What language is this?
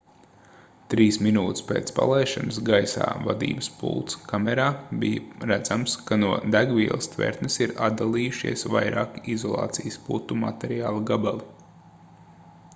Latvian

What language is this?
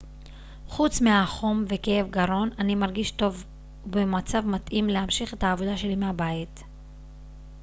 Hebrew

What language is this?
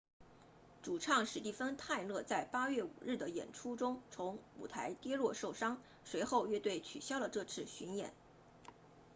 Chinese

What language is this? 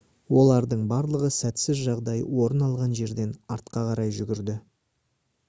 Kazakh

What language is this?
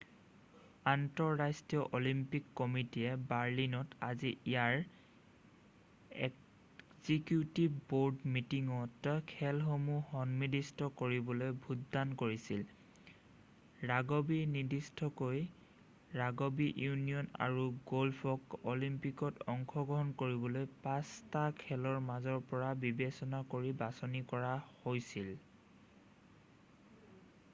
Assamese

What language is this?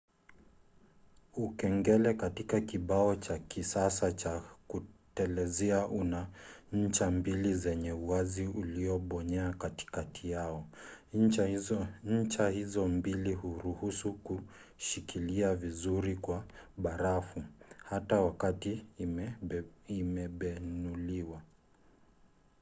Swahili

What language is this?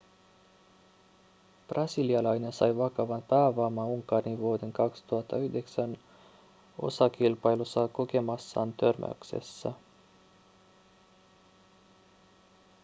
Finnish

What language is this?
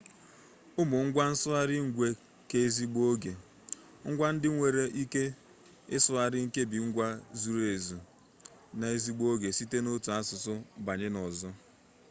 Igbo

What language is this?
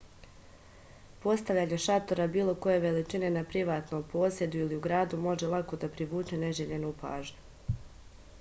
Serbian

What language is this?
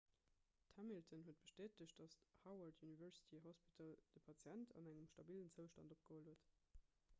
Luxembourgish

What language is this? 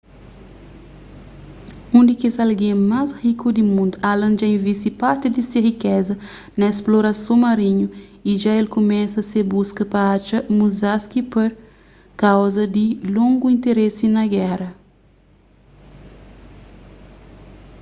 Kabuverdianu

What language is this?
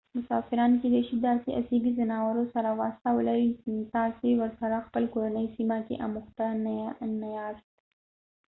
Pashto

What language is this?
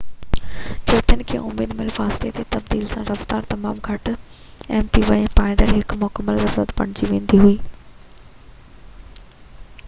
Sindhi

